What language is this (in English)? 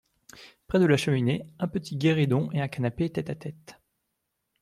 French